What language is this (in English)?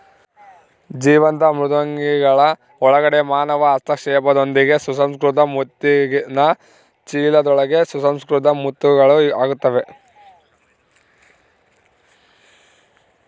Kannada